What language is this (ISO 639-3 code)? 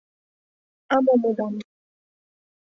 chm